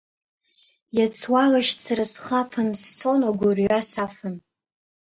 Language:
Abkhazian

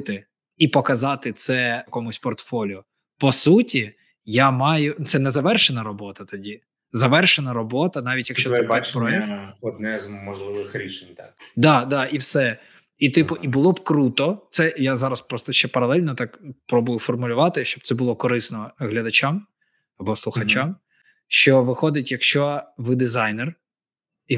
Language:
Ukrainian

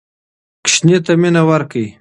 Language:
Pashto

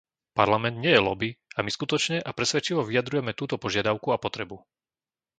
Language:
Slovak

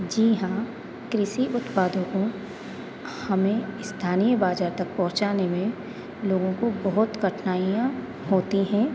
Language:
Hindi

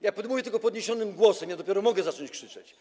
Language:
Polish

